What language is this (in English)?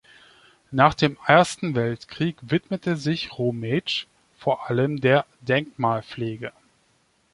German